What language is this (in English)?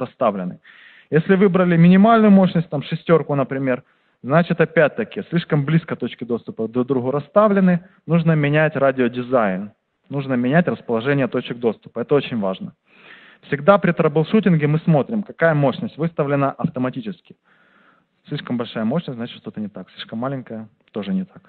Russian